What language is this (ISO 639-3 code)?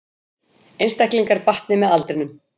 isl